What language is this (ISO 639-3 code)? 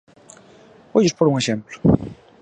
glg